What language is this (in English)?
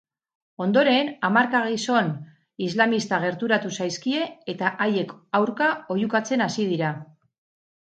Basque